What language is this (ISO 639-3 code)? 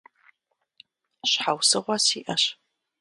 kbd